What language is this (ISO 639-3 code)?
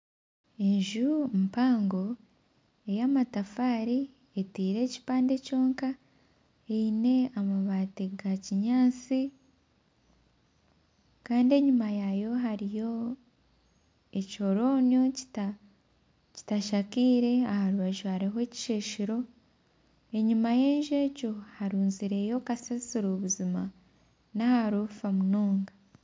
nyn